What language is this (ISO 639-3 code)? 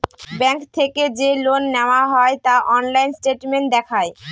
ben